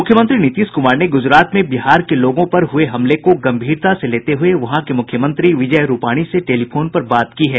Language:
Hindi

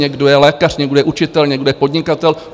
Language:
Czech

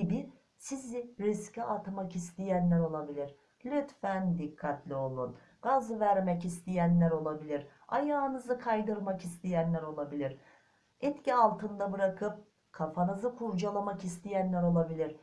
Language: Turkish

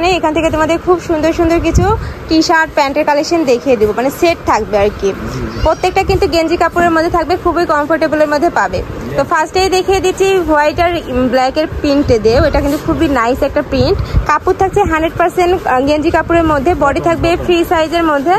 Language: Bangla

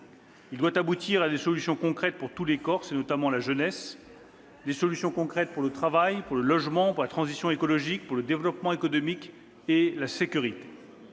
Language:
French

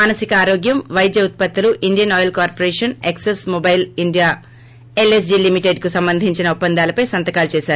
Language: Telugu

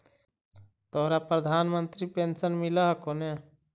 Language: Magahi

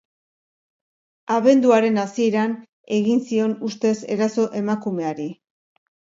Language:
Basque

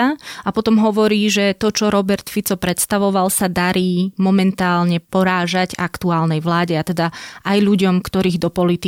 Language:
Slovak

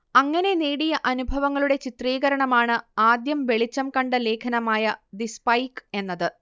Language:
Malayalam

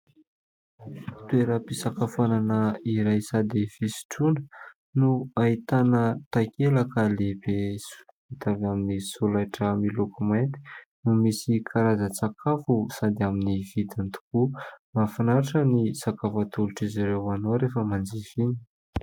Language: Malagasy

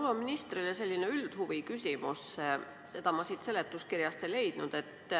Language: Estonian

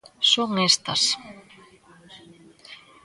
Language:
Galician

